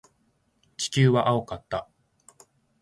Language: Japanese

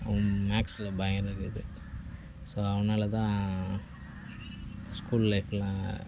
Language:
Tamil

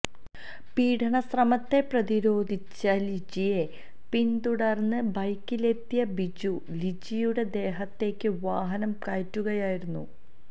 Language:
Malayalam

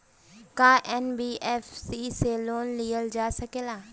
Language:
Bhojpuri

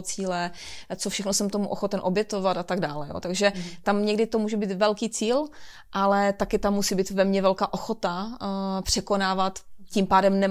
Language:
Czech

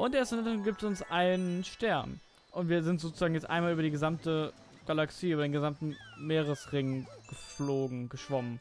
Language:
German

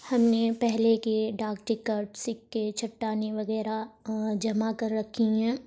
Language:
Urdu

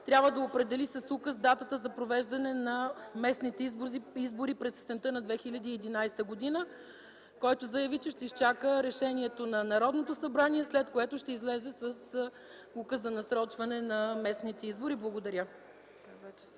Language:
Bulgarian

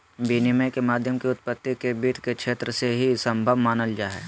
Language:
Magahi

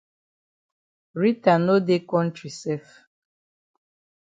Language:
Cameroon Pidgin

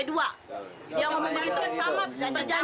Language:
Indonesian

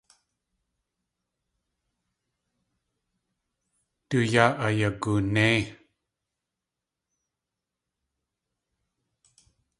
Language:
Tlingit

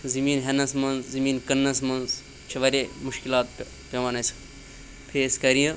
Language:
Kashmiri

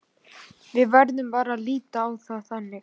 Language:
Icelandic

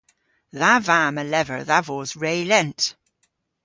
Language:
Cornish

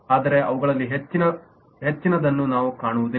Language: Kannada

